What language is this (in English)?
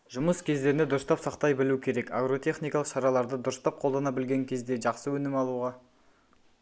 Kazakh